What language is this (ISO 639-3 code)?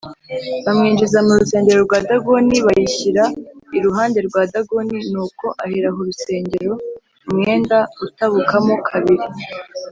kin